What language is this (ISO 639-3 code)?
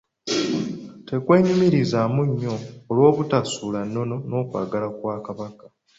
lug